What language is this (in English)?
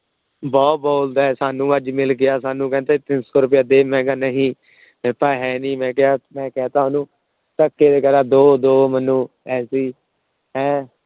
Punjabi